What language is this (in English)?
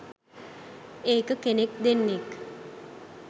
Sinhala